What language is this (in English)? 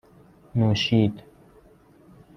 Persian